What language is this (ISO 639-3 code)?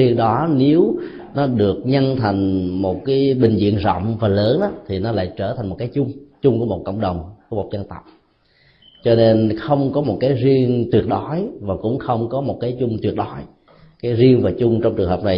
vie